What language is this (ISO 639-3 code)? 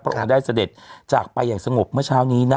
tha